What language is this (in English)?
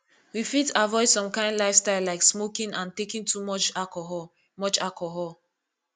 Nigerian Pidgin